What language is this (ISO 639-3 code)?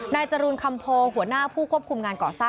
tha